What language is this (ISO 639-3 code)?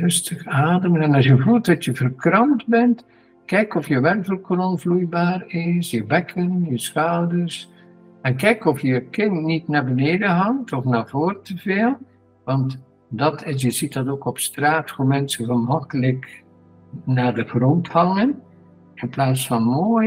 nld